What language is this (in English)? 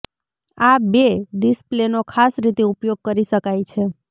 Gujarati